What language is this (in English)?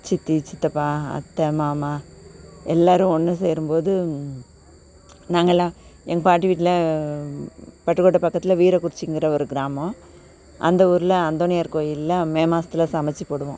Tamil